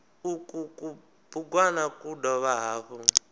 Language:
Venda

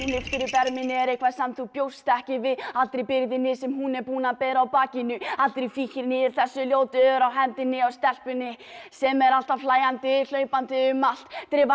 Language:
Icelandic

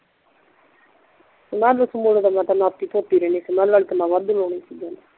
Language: Punjabi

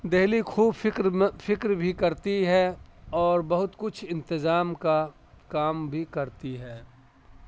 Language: Urdu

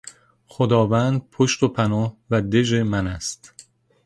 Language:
Persian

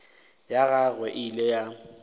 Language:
Northern Sotho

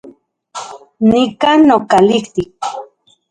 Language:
Central Puebla Nahuatl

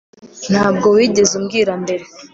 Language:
Kinyarwanda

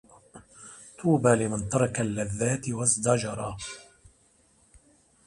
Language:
Arabic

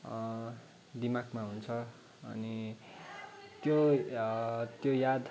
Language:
Nepali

